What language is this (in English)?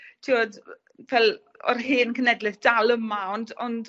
Welsh